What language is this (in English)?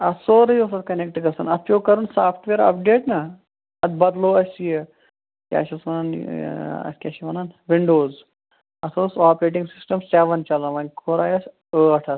Kashmiri